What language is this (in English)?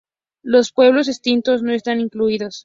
Spanish